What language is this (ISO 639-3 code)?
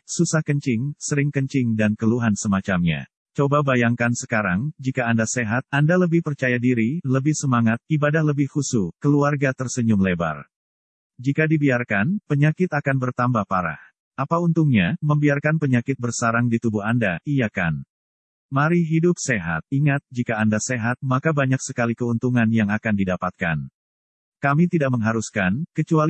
ind